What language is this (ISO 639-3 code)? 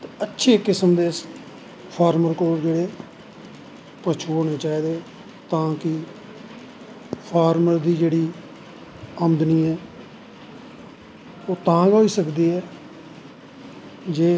doi